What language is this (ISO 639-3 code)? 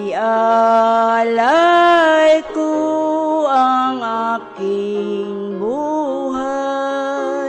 fil